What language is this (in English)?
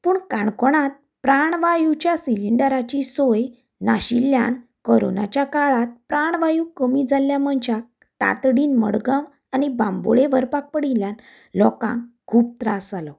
Konkani